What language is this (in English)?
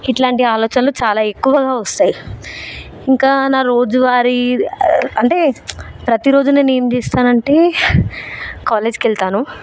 Telugu